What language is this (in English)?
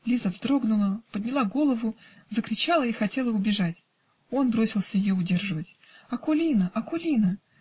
Russian